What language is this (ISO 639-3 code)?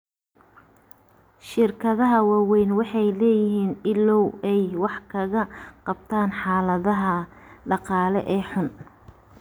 som